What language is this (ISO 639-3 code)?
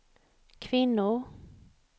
swe